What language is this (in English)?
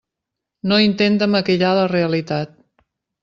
Catalan